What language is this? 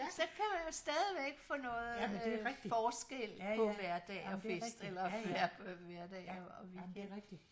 Danish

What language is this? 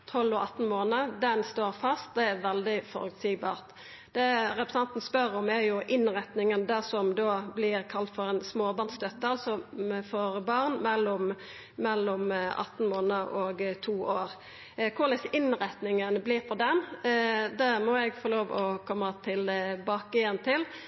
Norwegian Nynorsk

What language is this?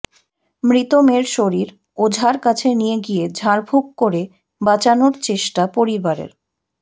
Bangla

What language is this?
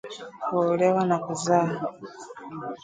Swahili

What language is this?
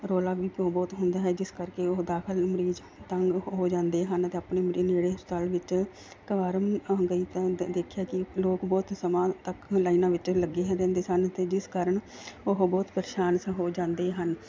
Punjabi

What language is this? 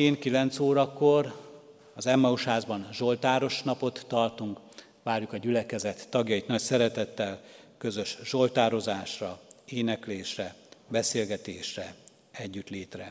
Hungarian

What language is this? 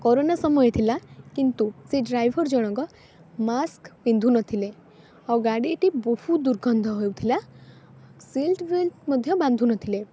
Odia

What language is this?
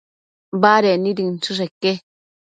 Matsés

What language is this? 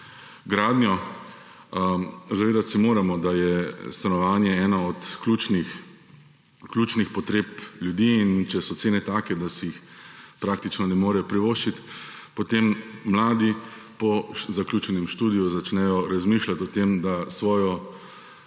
Slovenian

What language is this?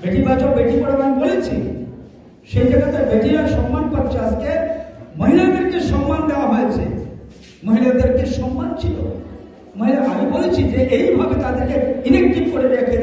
Romanian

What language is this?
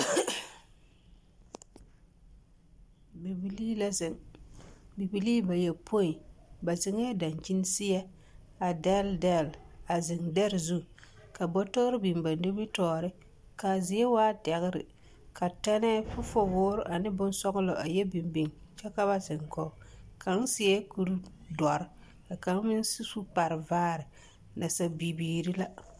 Southern Dagaare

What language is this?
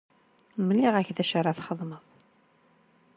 Kabyle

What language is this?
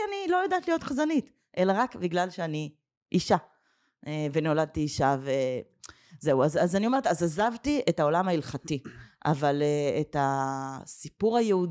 Hebrew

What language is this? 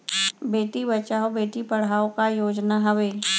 Chhattisgarhi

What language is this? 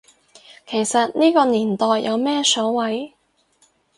Cantonese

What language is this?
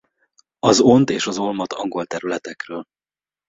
Hungarian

